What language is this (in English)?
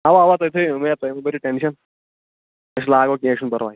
Kashmiri